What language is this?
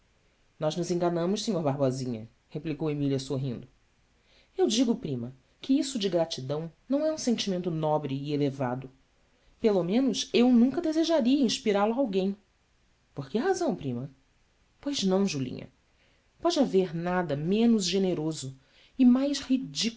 Portuguese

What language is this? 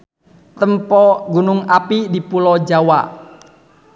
Sundanese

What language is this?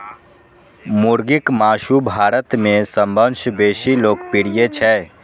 Maithili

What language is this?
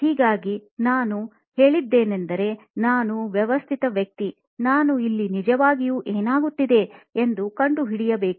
Kannada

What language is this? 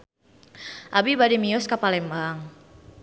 Sundanese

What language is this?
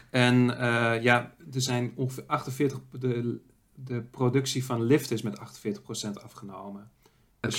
Dutch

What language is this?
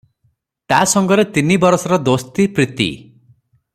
Odia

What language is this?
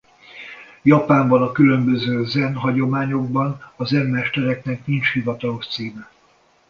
Hungarian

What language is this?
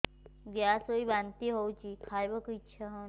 Odia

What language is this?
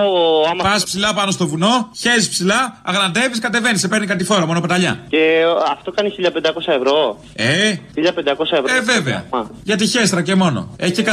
Greek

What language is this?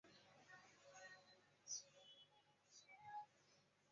Chinese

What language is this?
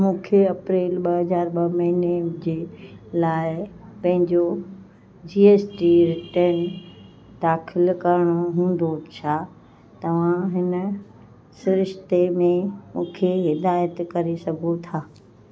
Sindhi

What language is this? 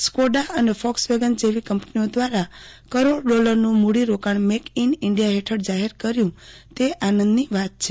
Gujarati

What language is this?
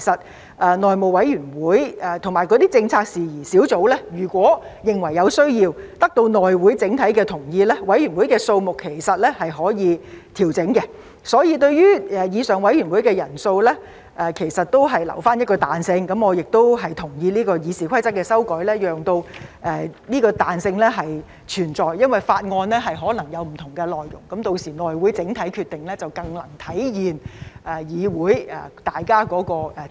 Cantonese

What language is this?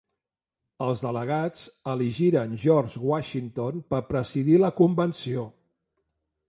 Catalan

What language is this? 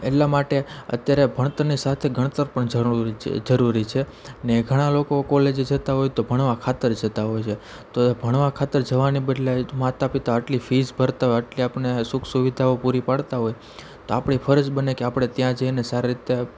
Gujarati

